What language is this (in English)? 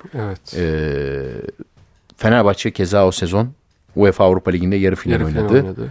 Turkish